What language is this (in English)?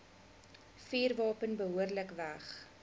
Afrikaans